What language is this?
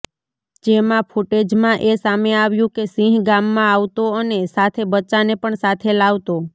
Gujarati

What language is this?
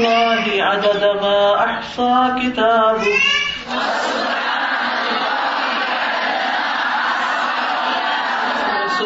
Urdu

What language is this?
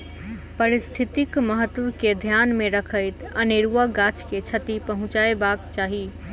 Maithili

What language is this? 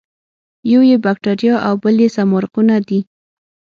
Pashto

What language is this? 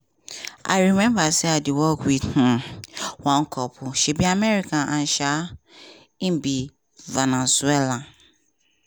Nigerian Pidgin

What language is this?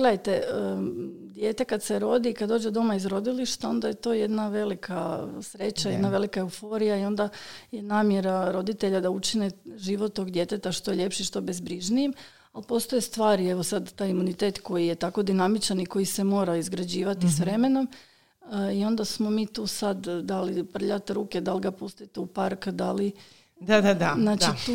Croatian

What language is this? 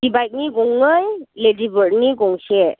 Bodo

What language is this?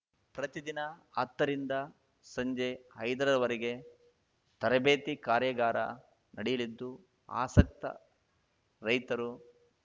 Kannada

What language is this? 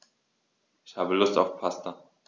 German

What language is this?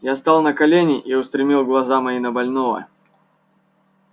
Russian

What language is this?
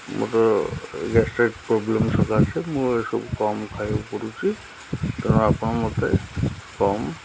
Odia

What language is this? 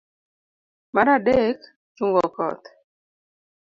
Luo (Kenya and Tanzania)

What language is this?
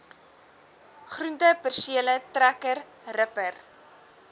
Afrikaans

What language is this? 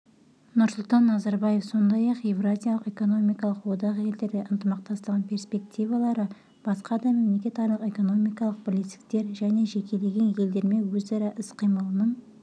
Kazakh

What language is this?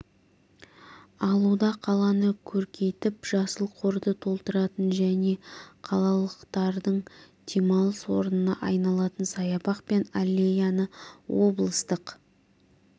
Kazakh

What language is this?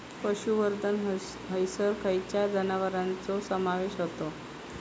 Marathi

